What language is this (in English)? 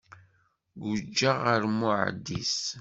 Kabyle